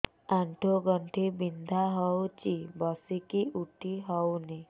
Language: Odia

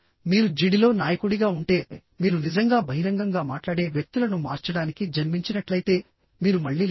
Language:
Telugu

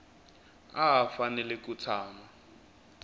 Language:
Tsonga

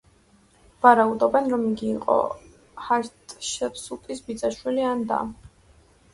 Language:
Georgian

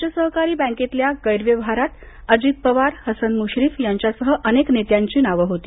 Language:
Marathi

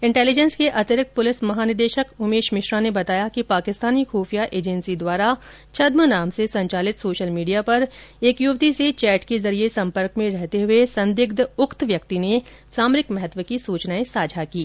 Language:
Hindi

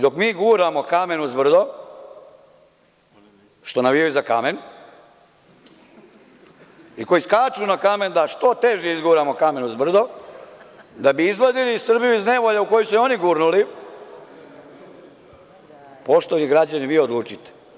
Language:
Serbian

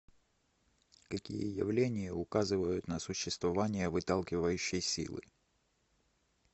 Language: Russian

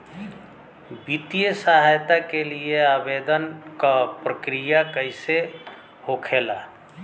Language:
Bhojpuri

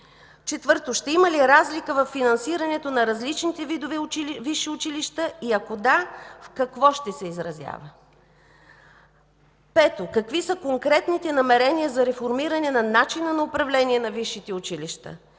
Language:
Bulgarian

